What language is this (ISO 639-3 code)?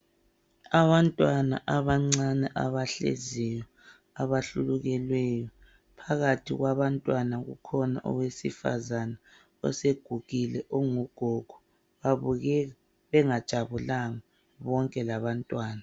nde